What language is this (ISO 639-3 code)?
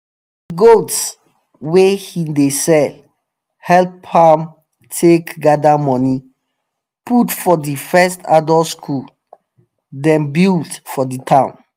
pcm